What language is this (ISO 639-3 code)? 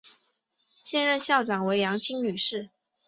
zho